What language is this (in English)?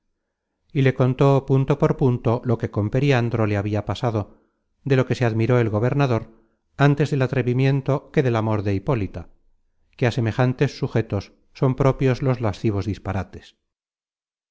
Spanish